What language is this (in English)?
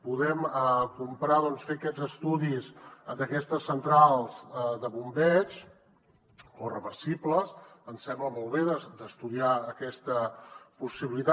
Catalan